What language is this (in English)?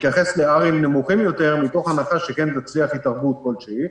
Hebrew